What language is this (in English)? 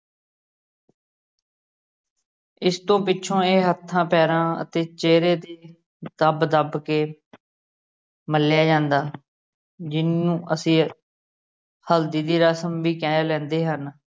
Punjabi